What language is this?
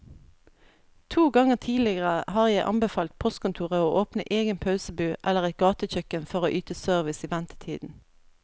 Norwegian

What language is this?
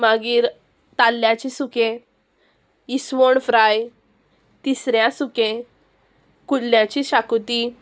Konkani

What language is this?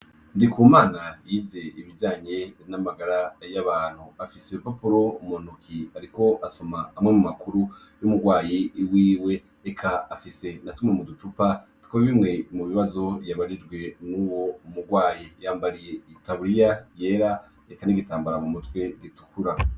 Rundi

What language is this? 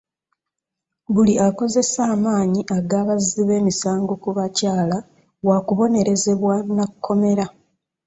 Ganda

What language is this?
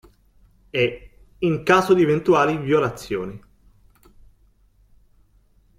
Italian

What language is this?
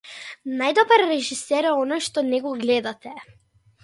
Macedonian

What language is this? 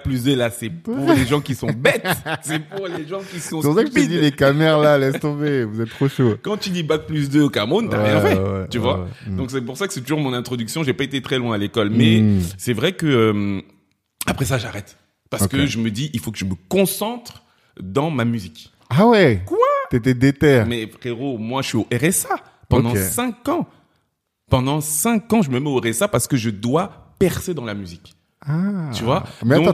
French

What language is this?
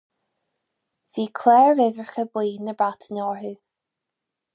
Irish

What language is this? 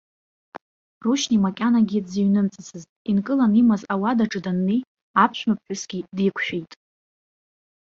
Abkhazian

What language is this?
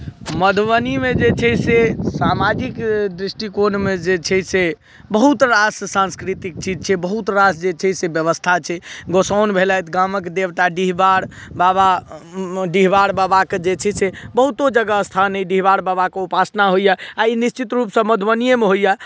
Maithili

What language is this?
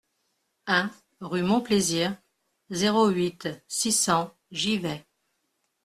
French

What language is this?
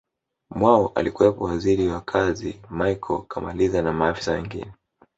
Swahili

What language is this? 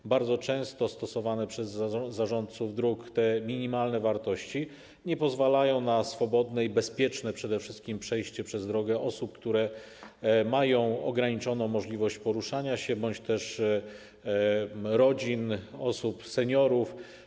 Polish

